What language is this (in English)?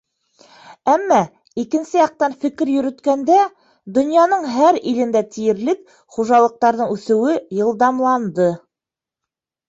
Bashkir